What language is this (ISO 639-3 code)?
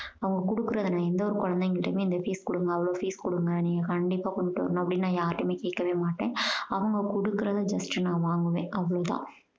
tam